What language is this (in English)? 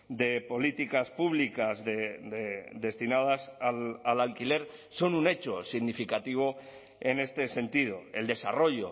Spanish